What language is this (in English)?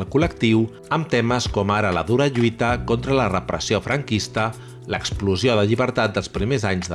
Catalan